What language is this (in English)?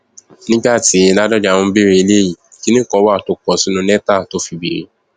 Yoruba